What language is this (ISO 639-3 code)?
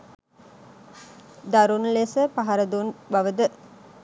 sin